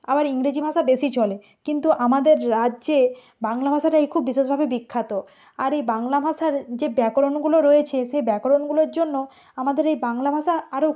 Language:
Bangla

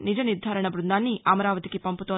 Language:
Telugu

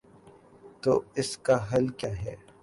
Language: Urdu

